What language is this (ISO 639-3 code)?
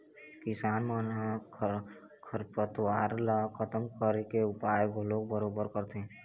hne